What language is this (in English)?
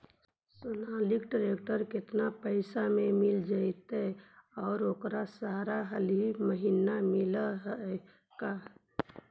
Magahi